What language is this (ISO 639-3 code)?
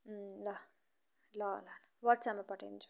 nep